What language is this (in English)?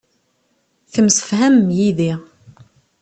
Kabyle